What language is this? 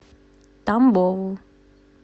Russian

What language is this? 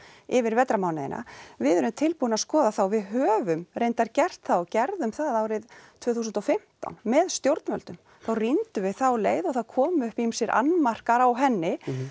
Icelandic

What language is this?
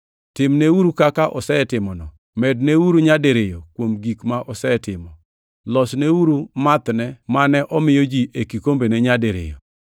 Luo (Kenya and Tanzania)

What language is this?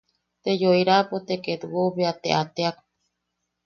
Yaqui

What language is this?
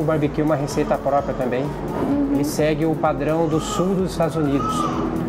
Portuguese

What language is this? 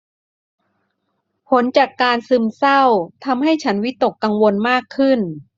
Thai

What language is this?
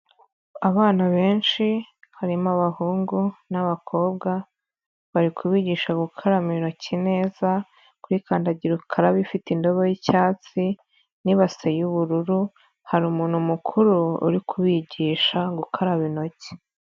Kinyarwanda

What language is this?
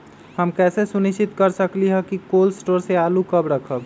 Magahi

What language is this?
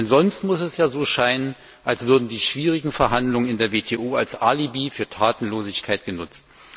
German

